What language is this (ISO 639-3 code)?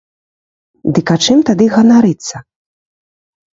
bel